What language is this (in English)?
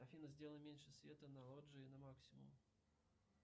Russian